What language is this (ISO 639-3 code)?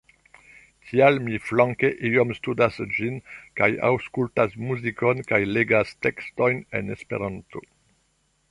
epo